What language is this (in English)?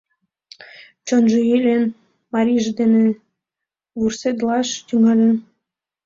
Mari